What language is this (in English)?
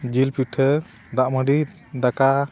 Santali